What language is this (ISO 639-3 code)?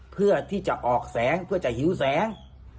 tha